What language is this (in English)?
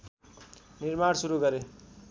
Nepali